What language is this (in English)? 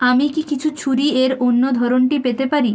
Bangla